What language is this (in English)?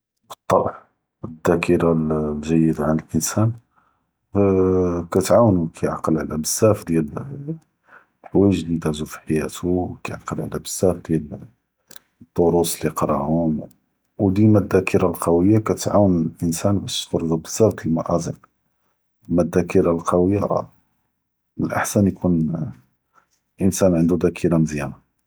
Judeo-Arabic